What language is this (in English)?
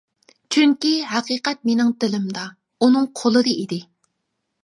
Uyghur